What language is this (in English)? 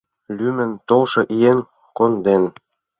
Mari